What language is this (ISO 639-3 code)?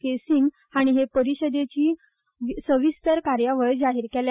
kok